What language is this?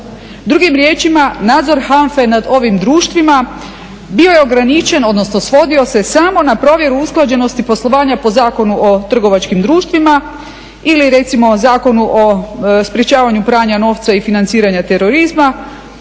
Croatian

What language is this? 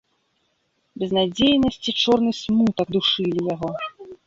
Belarusian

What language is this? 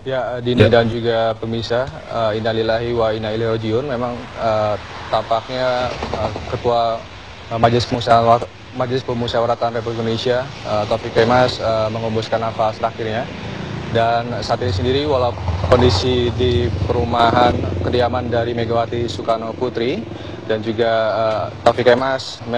Indonesian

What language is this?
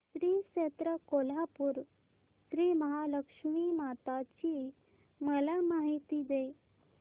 Marathi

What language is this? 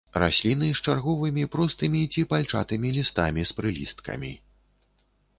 Belarusian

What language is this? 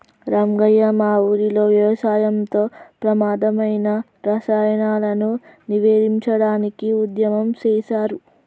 Telugu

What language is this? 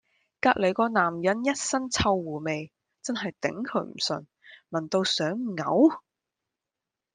Cantonese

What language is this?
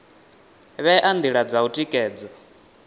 Venda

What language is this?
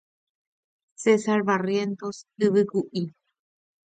Guarani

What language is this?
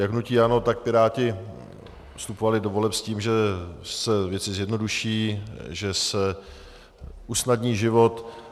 Czech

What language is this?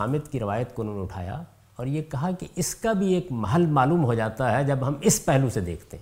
Urdu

